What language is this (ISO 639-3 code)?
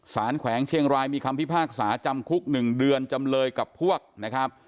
tha